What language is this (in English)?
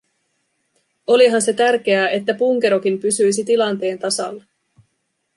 Finnish